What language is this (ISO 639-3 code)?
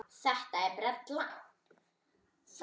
isl